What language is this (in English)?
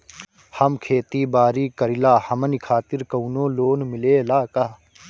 Bhojpuri